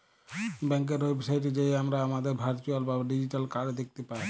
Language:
Bangla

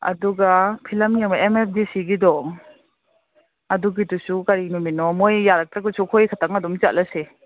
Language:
Manipuri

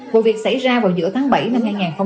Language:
Vietnamese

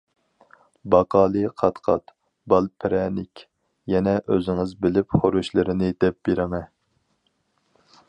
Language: Uyghur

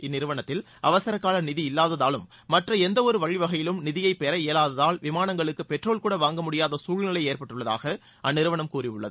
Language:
Tamil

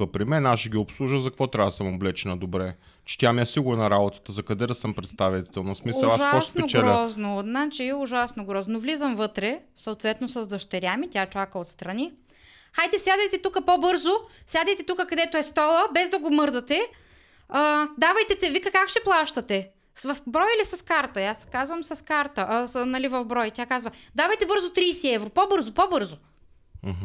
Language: Bulgarian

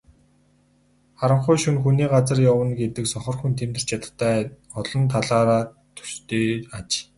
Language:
Mongolian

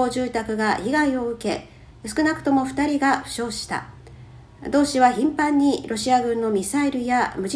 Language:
Japanese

